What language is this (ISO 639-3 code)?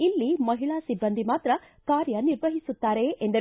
kan